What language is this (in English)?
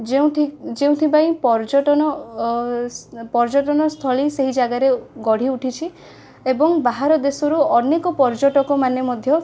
Odia